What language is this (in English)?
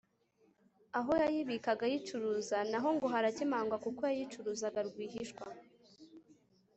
Kinyarwanda